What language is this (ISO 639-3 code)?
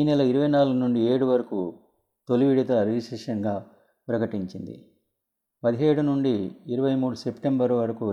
tel